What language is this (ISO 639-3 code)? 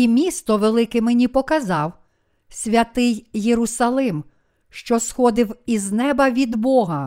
ukr